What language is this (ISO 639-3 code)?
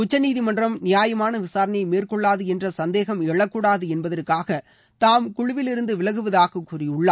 tam